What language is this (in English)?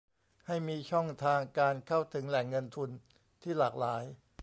Thai